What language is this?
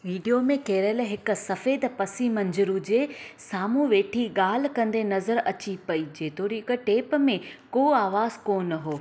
Sindhi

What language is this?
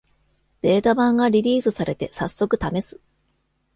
Japanese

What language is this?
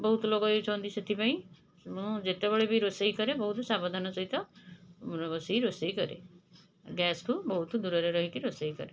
Odia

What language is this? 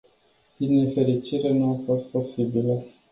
Romanian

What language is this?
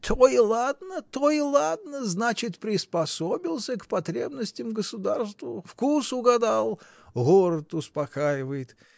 Russian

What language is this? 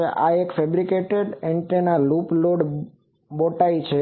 Gujarati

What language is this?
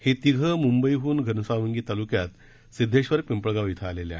Marathi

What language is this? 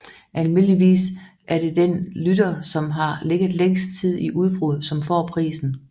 Danish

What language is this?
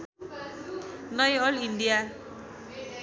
Nepali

